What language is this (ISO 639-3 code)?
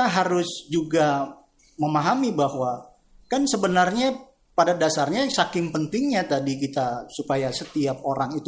ind